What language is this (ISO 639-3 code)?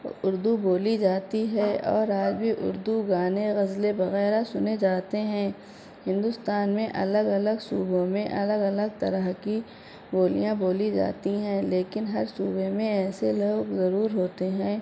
urd